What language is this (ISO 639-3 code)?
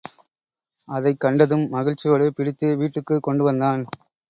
tam